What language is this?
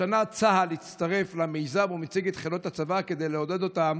Hebrew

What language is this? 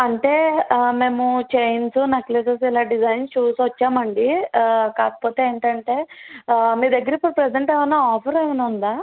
Telugu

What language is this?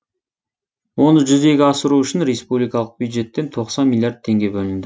Kazakh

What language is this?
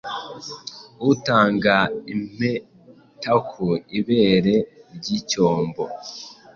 Kinyarwanda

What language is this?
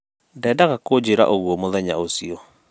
Kikuyu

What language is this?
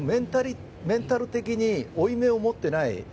Japanese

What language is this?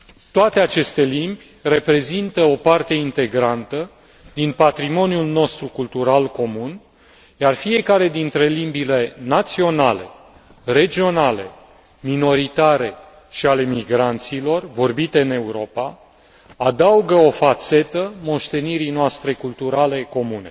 Romanian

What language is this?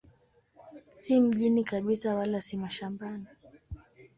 Swahili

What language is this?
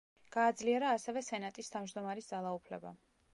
Georgian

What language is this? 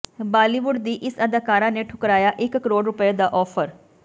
Punjabi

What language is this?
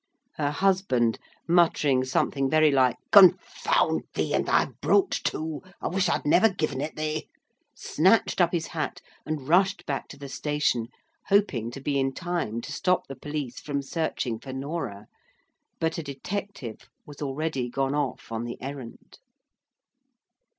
English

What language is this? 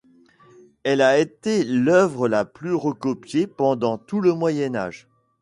French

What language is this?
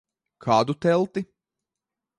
Latvian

